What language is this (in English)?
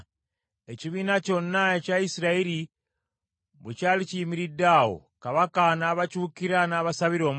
Ganda